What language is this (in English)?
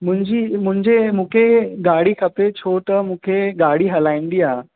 Sindhi